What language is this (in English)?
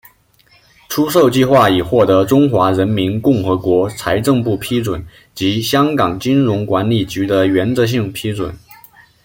Chinese